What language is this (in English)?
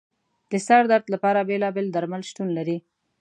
Pashto